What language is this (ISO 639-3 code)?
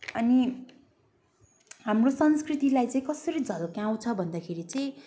nep